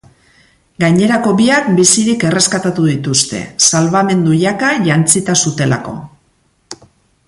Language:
Basque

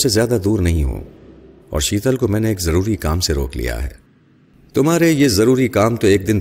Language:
Urdu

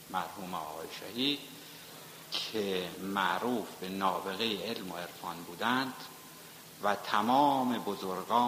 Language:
Persian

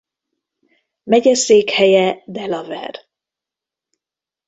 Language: Hungarian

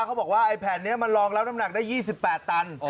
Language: Thai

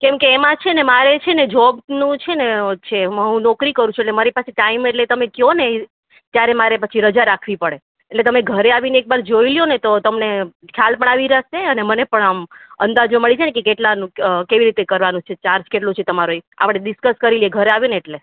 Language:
Gujarati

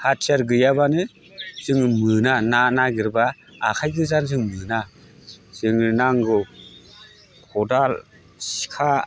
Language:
Bodo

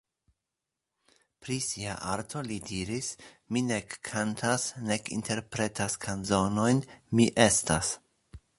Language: Esperanto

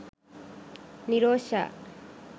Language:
Sinhala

